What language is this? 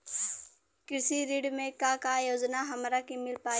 Bhojpuri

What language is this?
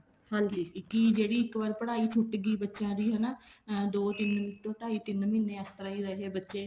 Punjabi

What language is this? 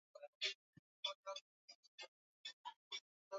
Swahili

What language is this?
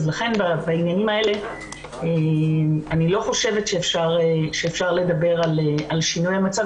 Hebrew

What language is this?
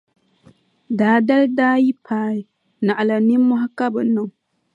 Dagbani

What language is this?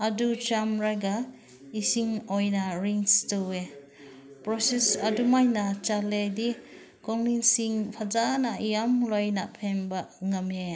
Manipuri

